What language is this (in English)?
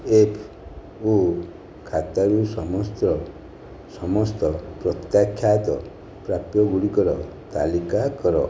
Odia